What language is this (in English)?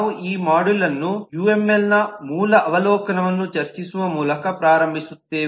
Kannada